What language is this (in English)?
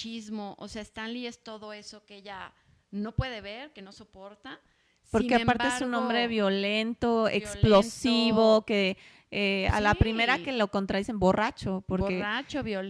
Spanish